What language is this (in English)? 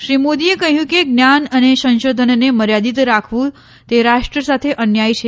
Gujarati